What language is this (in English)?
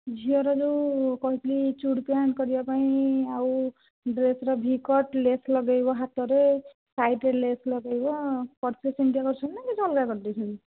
Odia